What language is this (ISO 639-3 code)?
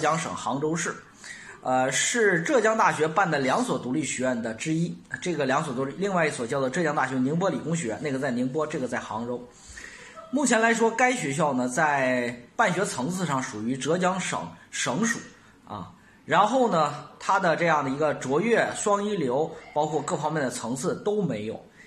zho